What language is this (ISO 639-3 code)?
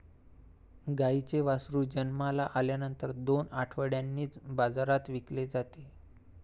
mar